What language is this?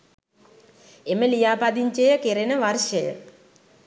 Sinhala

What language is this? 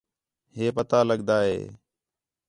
Khetrani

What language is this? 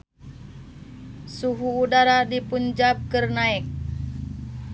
Sundanese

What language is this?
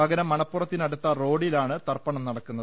Malayalam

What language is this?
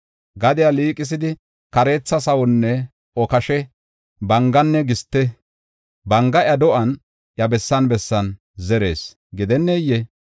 Gofa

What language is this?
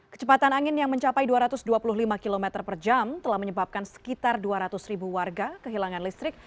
Indonesian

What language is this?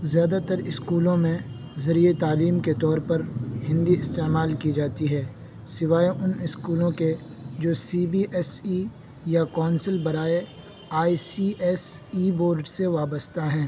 Urdu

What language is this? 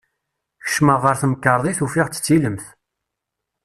Kabyle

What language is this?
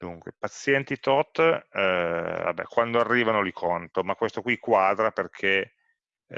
Italian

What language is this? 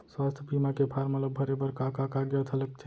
Chhattisgarhi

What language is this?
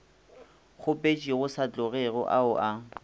Northern Sotho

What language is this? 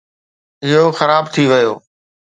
Sindhi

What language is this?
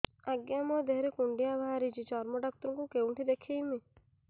Odia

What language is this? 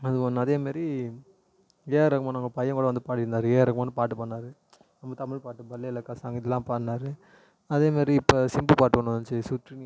Tamil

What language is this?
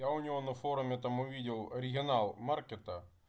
Russian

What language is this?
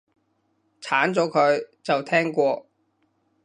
Cantonese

